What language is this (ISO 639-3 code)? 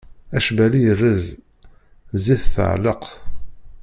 kab